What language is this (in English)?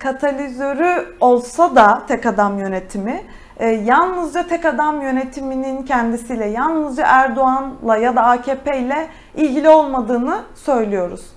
Turkish